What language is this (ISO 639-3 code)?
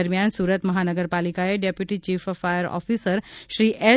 guj